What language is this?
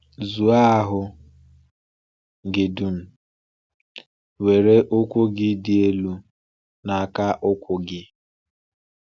Igbo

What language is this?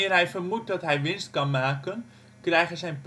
Dutch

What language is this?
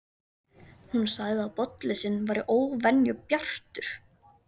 Icelandic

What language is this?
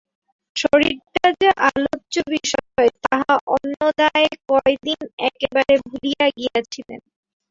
Bangla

